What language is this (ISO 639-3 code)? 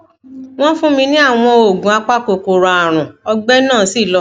yor